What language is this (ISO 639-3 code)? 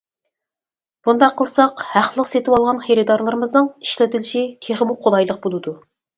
uig